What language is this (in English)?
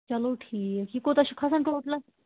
Kashmiri